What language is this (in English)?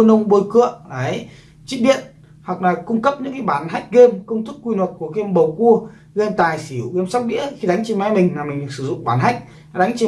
Vietnamese